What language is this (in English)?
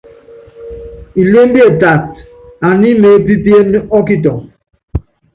Yangben